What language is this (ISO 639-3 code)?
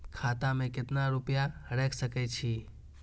mai